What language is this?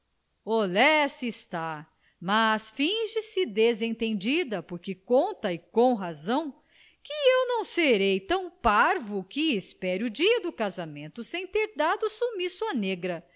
Portuguese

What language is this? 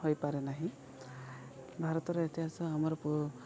Odia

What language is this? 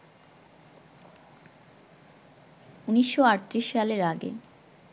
Bangla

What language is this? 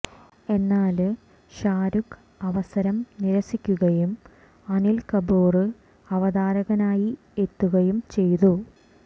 Malayalam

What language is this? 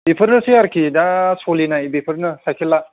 Bodo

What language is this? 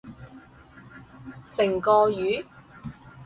Cantonese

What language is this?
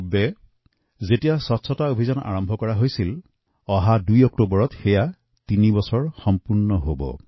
Assamese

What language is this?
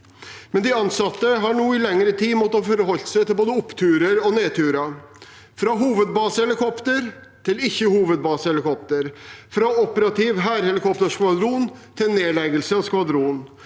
Norwegian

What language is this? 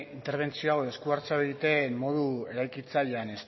Basque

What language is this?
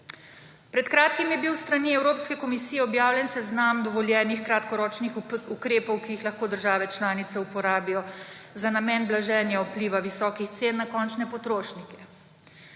Slovenian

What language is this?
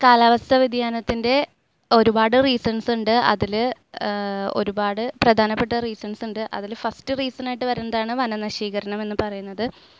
Malayalam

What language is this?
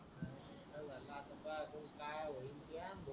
Marathi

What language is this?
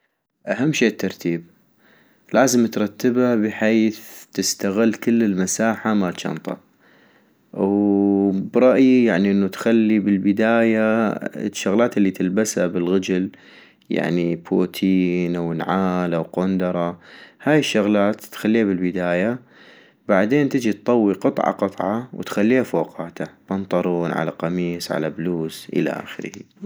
North Mesopotamian Arabic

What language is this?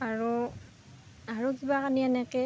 Assamese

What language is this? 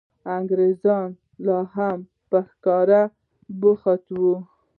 Pashto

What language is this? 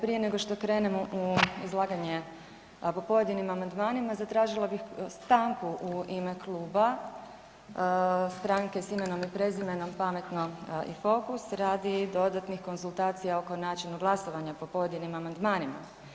Croatian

